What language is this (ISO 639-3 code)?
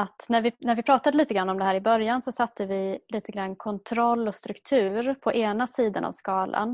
swe